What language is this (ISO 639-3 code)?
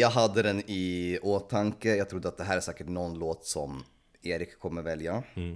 swe